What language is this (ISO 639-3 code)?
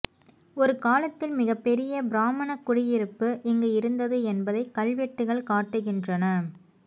tam